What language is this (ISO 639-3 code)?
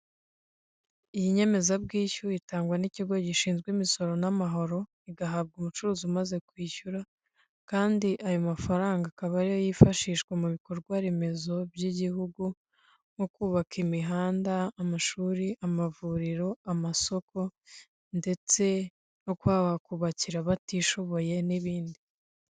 kin